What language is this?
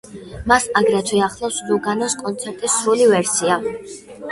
Georgian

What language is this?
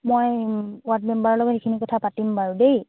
Assamese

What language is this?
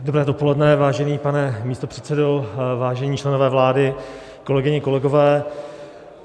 Czech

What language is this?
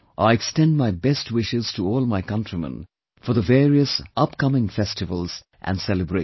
English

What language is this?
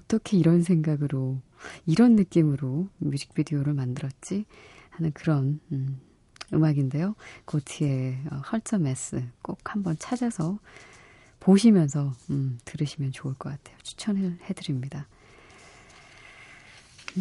Korean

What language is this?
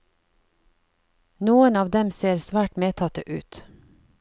Norwegian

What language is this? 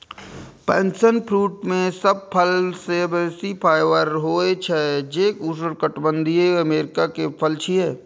Maithili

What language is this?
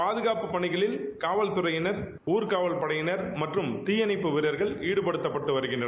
Tamil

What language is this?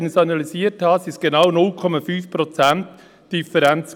Swiss German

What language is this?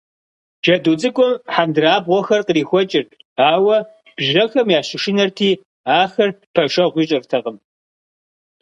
Kabardian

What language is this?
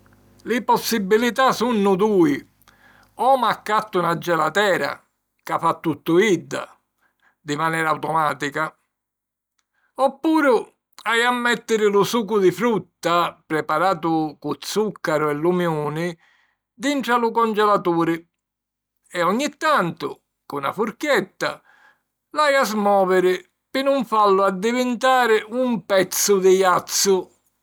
Sicilian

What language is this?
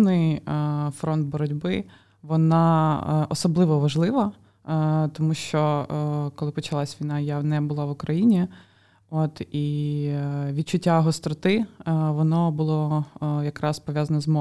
Ukrainian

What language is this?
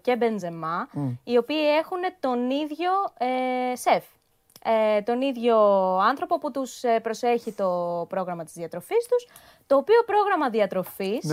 Greek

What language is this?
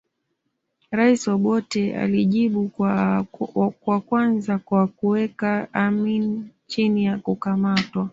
Swahili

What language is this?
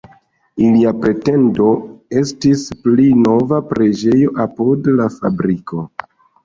Esperanto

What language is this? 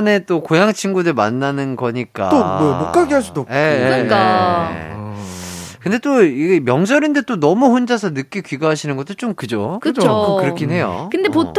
Korean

